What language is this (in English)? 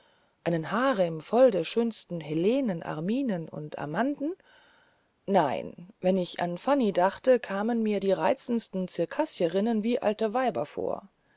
German